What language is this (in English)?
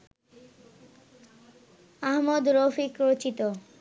Bangla